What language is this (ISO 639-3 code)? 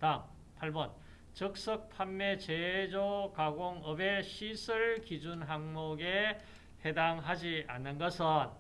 kor